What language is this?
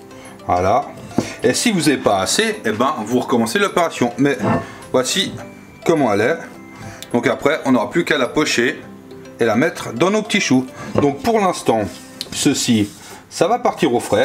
French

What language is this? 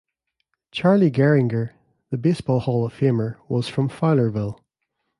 English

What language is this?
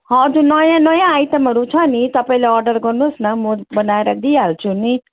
Nepali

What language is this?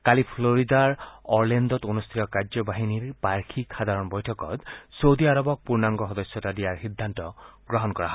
Assamese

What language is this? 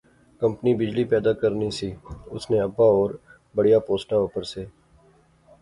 Pahari-Potwari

